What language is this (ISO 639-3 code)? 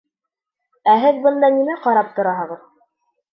bak